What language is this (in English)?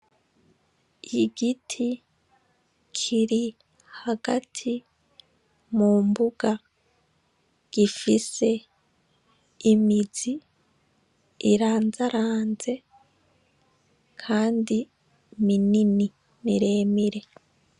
Rundi